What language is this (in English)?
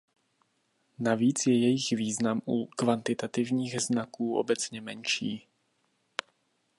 Czech